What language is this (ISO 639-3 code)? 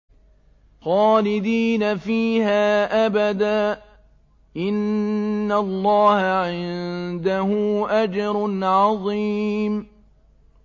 ara